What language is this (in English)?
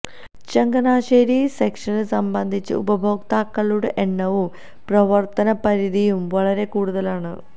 Malayalam